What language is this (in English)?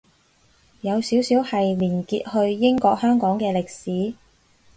Cantonese